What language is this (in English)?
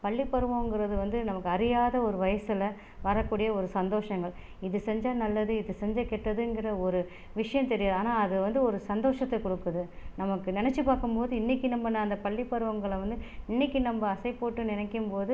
Tamil